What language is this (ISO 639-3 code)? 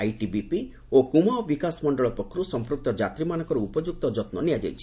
ori